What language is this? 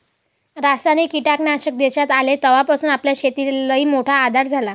Marathi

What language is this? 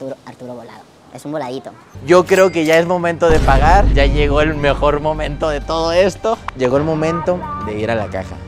Spanish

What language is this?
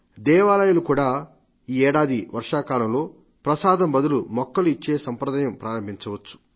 Telugu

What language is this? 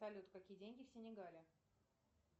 Russian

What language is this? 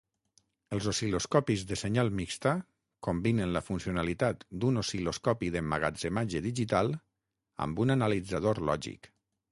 Catalan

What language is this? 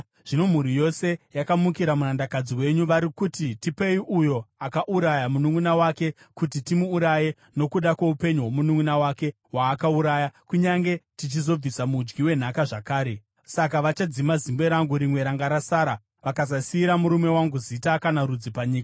Shona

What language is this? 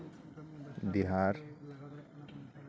Santali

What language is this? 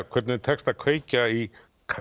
Icelandic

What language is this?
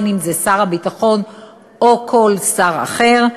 Hebrew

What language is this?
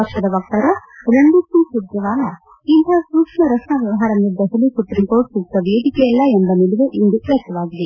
Kannada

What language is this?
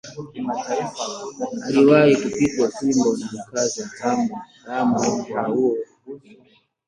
Swahili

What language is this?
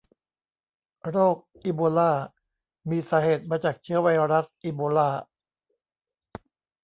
Thai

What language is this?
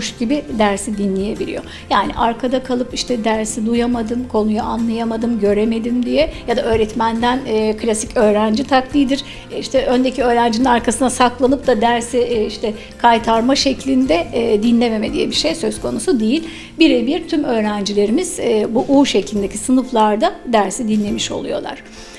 Turkish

